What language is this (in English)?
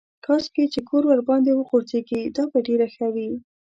Pashto